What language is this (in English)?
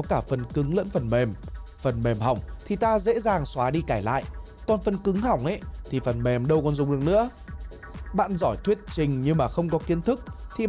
Vietnamese